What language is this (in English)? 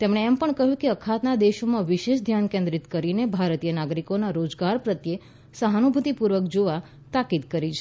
Gujarati